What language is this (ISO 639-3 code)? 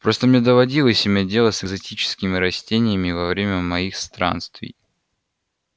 rus